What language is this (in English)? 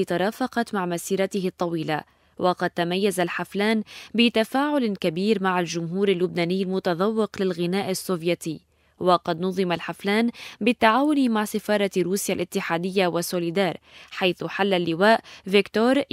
Arabic